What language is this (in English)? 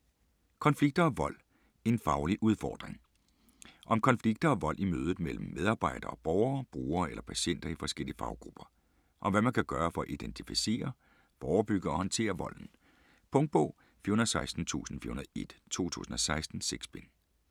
Danish